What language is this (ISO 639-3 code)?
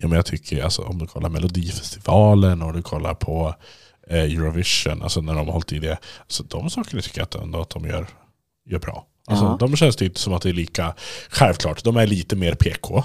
swe